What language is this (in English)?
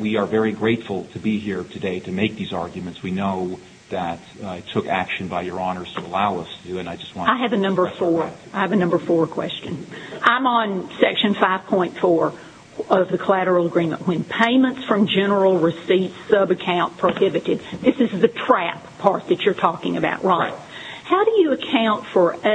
English